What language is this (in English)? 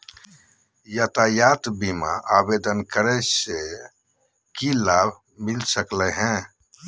Magahi